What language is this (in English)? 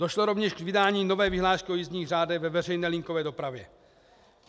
Czech